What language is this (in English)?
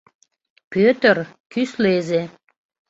Mari